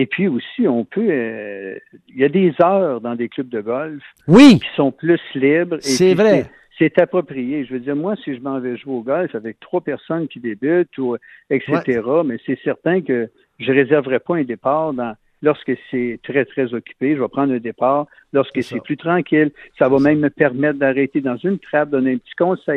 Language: French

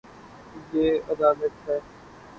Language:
Urdu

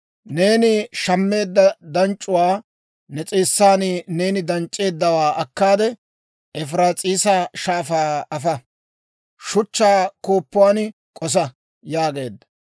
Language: Dawro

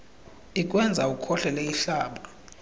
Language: Xhosa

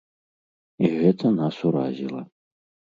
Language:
Belarusian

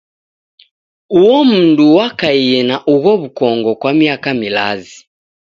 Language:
Taita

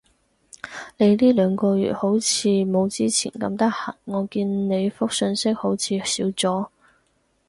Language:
Cantonese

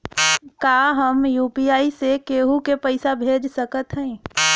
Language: Bhojpuri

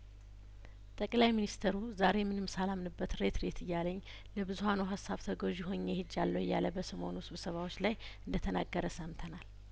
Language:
Amharic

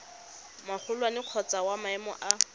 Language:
Tswana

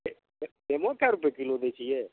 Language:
Maithili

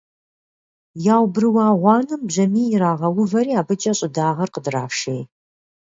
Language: Kabardian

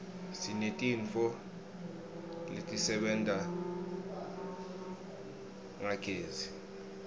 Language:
Swati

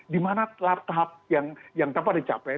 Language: Indonesian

